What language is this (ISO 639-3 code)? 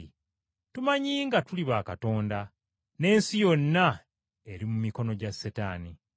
lug